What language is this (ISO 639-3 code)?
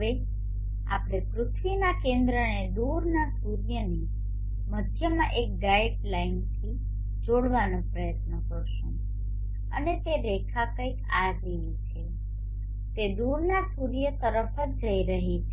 guj